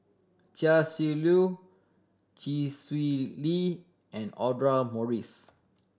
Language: English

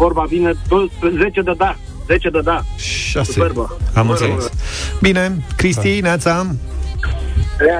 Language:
Romanian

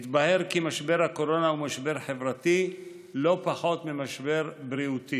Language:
Hebrew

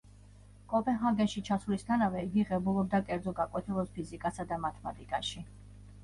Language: Georgian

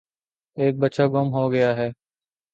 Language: Urdu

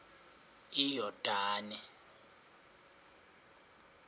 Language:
Xhosa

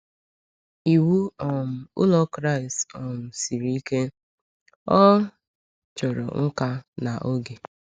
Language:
Igbo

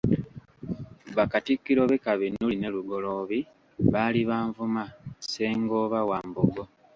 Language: Ganda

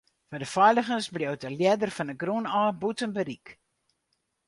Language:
Western Frisian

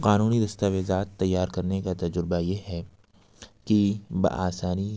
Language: Urdu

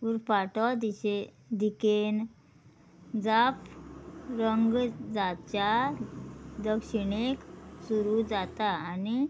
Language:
Konkani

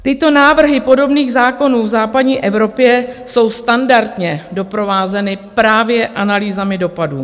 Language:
Czech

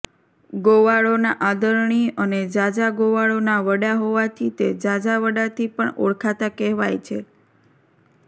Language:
Gujarati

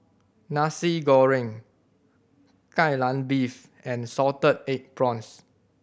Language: English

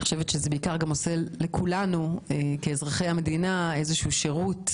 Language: Hebrew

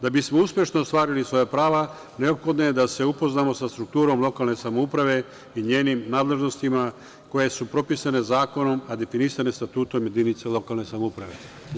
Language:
Serbian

